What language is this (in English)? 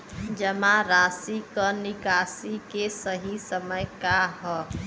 Bhojpuri